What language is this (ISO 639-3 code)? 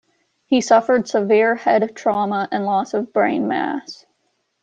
eng